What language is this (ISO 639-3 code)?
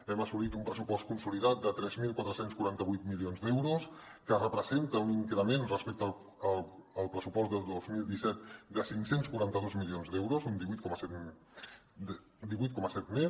cat